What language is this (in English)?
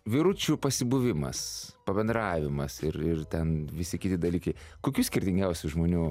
Lithuanian